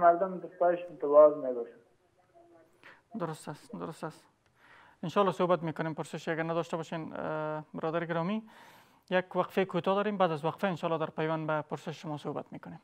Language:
Persian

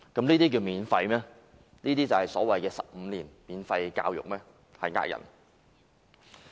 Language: Cantonese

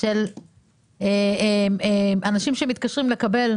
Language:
Hebrew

